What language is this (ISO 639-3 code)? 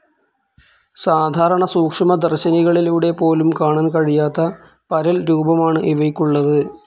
mal